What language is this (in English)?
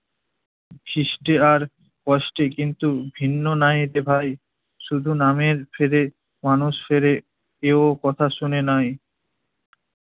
Bangla